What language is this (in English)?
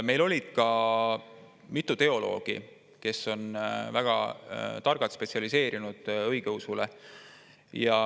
Estonian